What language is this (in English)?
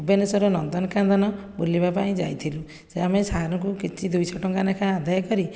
Odia